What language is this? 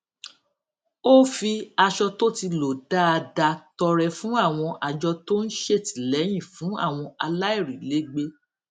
Yoruba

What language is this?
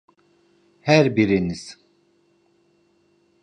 Turkish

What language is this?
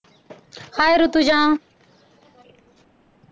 Marathi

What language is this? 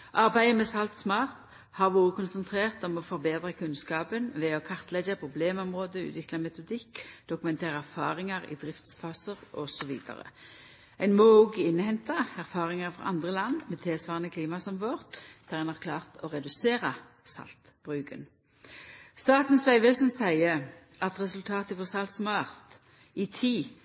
Norwegian Nynorsk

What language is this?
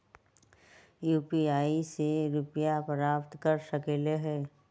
Magahi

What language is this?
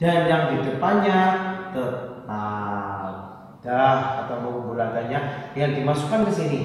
Indonesian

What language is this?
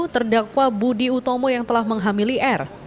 Indonesian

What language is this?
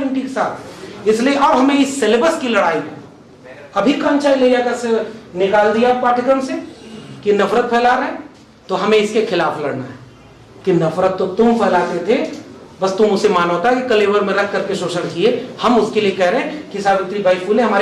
Hindi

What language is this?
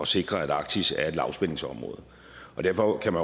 Danish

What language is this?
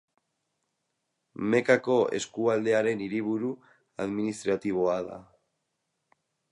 Basque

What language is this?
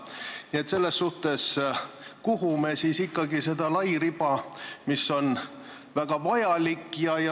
Estonian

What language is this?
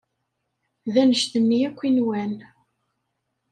Kabyle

